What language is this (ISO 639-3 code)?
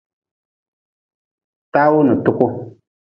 nmz